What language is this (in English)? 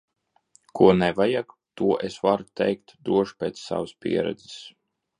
Latvian